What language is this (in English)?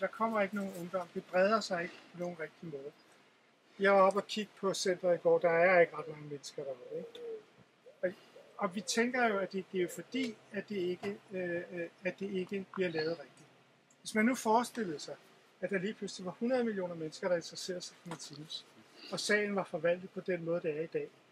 Danish